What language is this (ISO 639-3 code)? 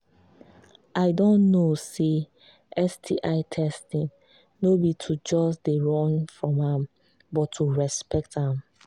pcm